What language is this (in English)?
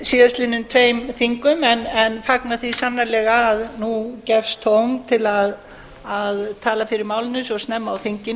Icelandic